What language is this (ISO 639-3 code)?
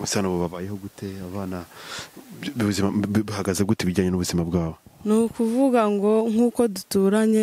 ron